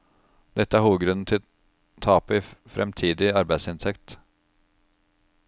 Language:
Norwegian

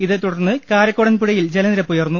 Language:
Malayalam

